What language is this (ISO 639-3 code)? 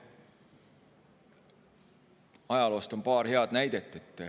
est